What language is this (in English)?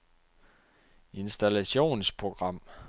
Danish